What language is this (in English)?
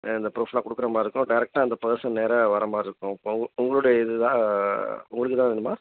Tamil